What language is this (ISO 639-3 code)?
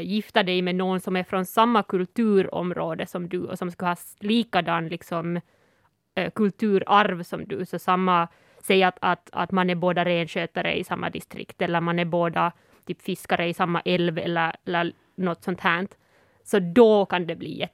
swe